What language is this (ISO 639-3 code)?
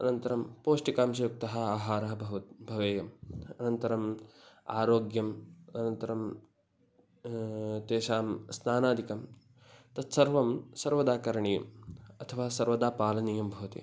san